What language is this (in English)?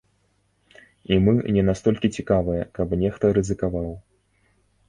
Belarusian